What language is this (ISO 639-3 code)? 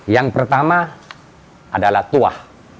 ind